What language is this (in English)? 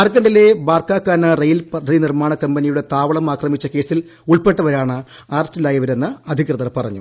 Malayalam